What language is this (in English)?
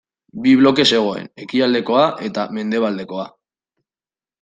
Basque